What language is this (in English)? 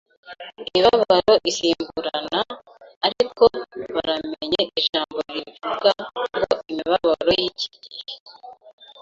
Kinyarwanda